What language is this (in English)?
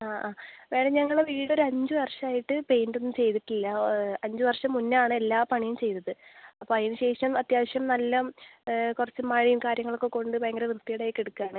Malayalam